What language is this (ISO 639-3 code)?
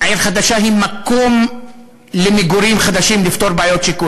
heb